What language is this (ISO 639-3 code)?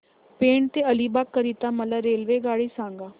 mar